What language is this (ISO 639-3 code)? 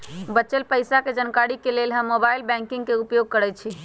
mag